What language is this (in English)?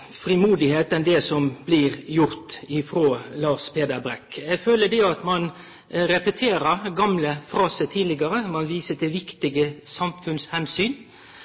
Norwegian Nynorsk